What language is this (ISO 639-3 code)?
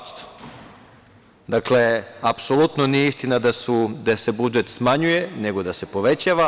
srp